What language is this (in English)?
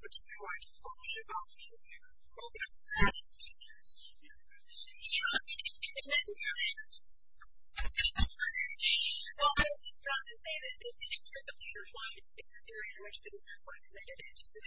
English